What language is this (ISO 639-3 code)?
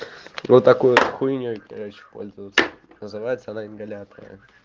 rus